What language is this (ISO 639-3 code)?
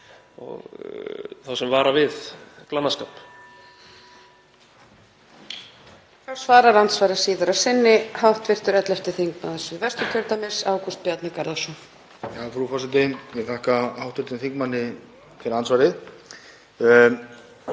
isl